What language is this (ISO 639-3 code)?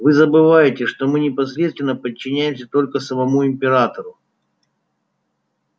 rus